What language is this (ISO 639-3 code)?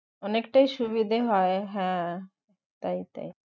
ben